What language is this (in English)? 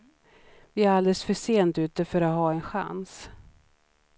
Swedish